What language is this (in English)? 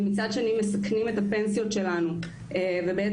Hebrew